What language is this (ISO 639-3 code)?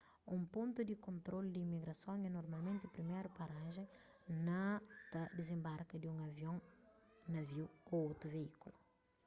kea